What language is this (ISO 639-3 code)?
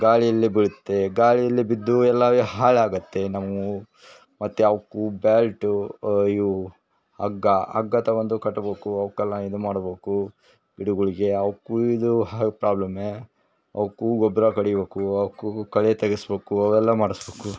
kan